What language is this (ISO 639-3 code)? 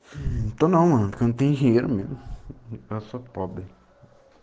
rus